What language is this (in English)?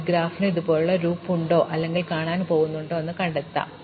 Malayalam